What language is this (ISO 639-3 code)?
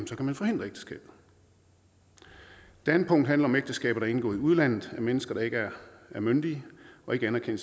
dan